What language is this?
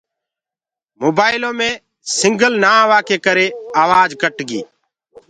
Gurgula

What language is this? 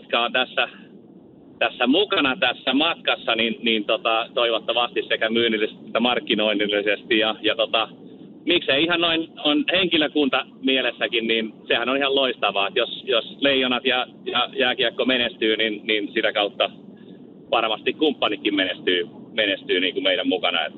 Finnish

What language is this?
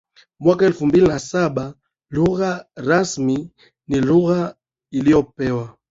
Swahili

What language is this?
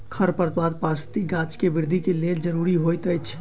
Maithili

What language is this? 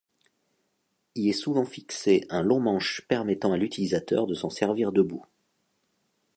French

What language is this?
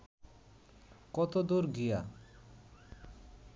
Bangla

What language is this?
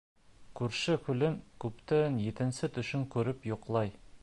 Bashkir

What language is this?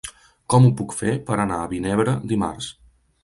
Catalan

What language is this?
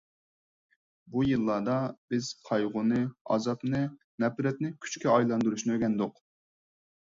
Uyghur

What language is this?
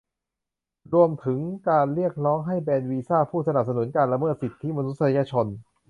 Thai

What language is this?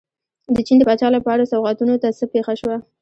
Pashto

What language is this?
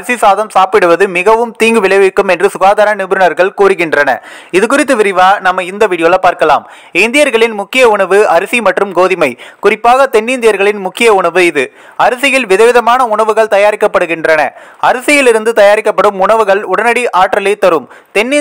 Turkish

